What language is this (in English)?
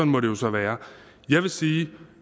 Danish